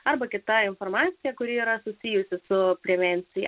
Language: Lithuanian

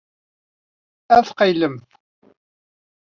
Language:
Kabyle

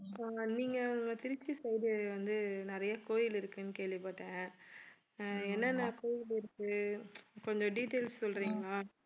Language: Tamil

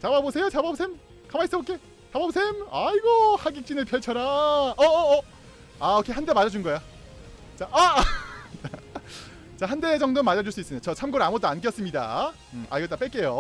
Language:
Korean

